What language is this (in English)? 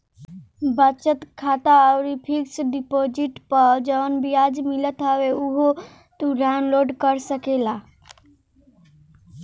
Bhojpuri